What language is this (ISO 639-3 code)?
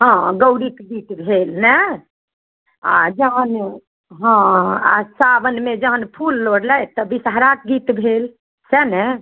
mai